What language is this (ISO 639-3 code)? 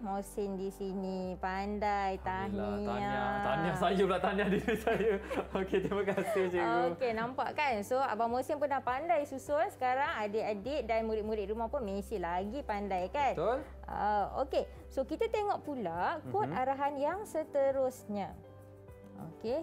msa